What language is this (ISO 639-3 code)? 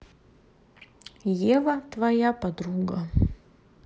rus